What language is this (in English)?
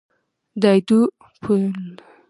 Pashto